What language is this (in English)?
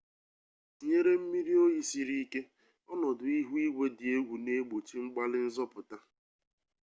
Igbo